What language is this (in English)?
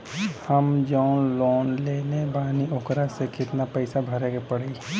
Bhojpuri